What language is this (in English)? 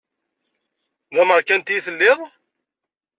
Kabyle